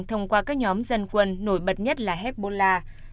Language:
Vietnamese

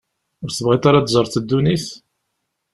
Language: Kabyle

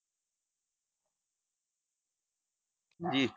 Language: Punjabi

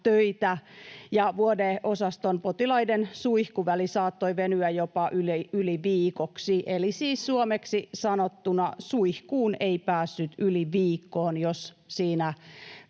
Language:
Finnish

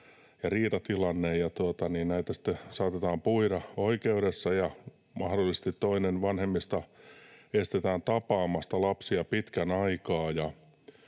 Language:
Finnish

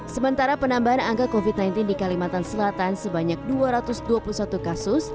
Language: Indonesian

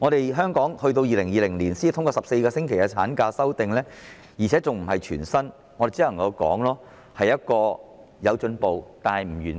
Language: Cantonese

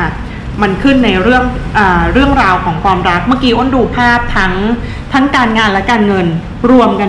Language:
Thai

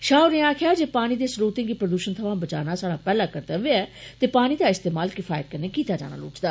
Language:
Dogri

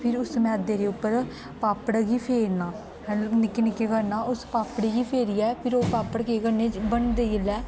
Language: Dogri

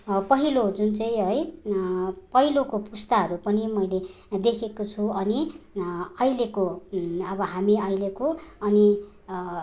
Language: Nepali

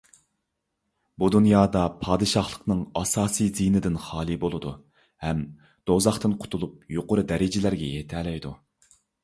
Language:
Uyghur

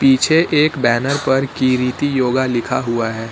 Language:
Hindi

